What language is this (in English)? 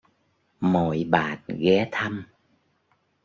Vietnamese